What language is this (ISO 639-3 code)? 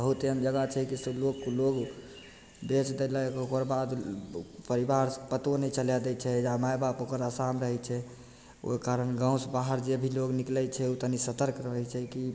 mai